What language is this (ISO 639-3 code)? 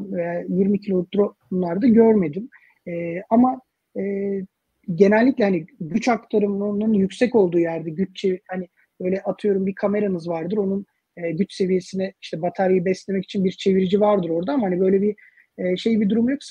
tur